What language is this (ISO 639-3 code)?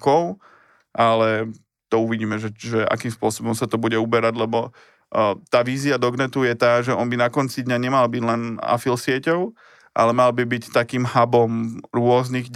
slk